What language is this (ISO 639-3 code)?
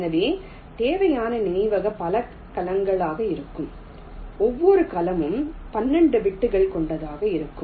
tam